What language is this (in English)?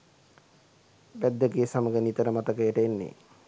Sinhala